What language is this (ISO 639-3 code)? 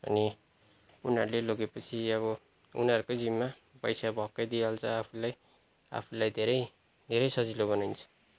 nep